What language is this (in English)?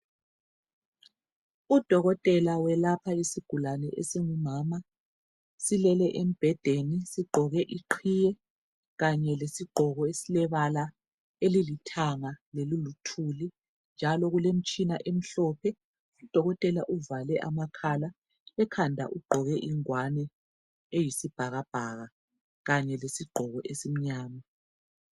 North Ndebele